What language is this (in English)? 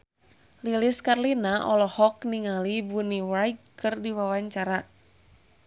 Sundanese